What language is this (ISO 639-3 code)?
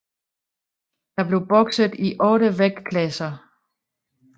dan